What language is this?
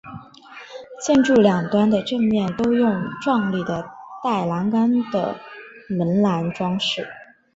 Chinese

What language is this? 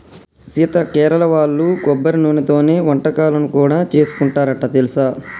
Telugu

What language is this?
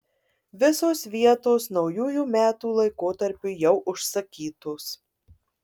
Lithuanian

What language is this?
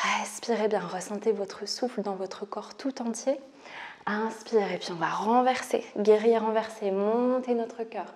French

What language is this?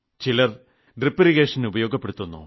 Malayalam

